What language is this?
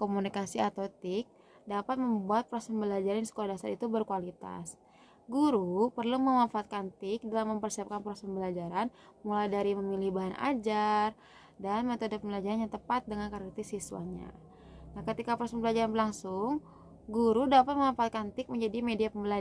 Indonesian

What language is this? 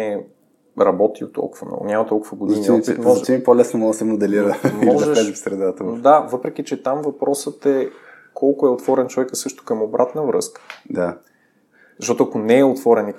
Bulgarian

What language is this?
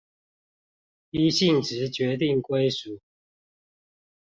Chinese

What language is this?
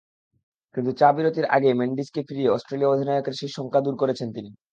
Bangla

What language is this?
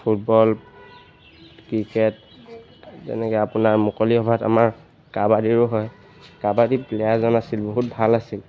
Assamese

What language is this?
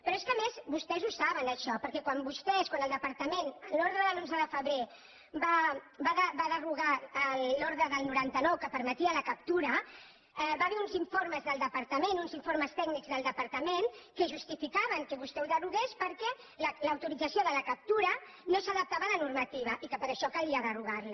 Catalan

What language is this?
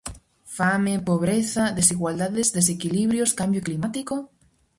Galician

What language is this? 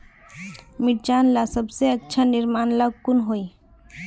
Magahi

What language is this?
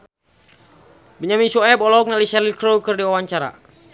Sundanese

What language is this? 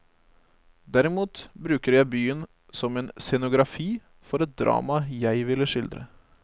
Norwegian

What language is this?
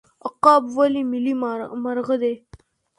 Pashto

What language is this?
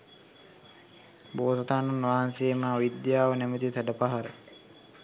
Sinhala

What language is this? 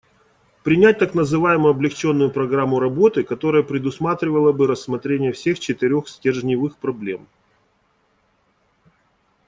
Russian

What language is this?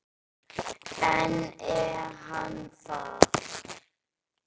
Icelandic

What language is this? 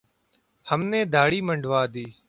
Urdu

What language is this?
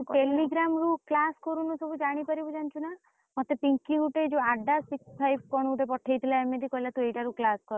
Odia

